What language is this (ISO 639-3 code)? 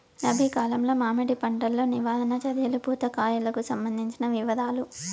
tel